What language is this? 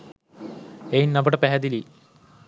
Sinhala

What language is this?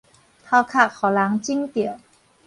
Min Nan Chinese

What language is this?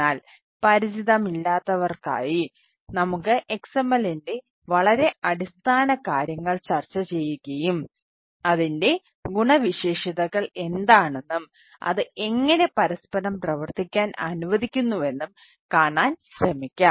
Malayalam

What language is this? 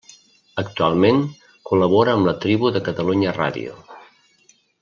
Catalan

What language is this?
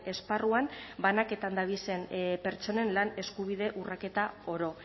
Basque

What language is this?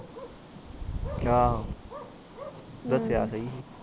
Punjabi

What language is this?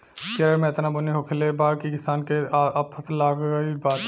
Bhojpuri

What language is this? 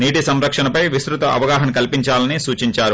Telugu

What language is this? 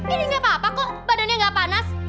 Indonesian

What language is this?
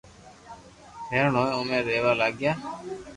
Loarki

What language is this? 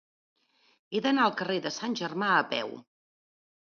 Catalan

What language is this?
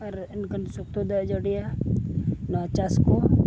Santali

